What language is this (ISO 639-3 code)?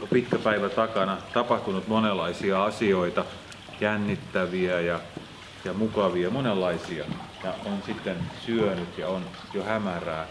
fin